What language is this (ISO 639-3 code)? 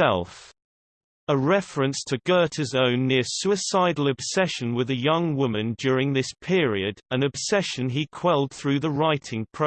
eng